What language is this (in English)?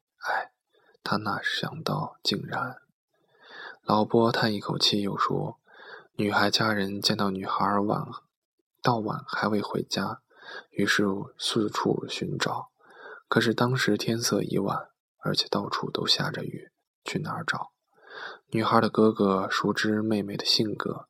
Chinese